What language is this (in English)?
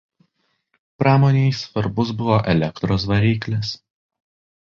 Lithuanian